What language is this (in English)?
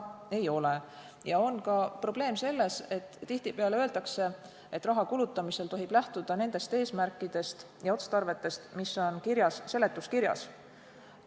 Estonian